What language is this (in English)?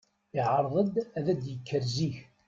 Kabyle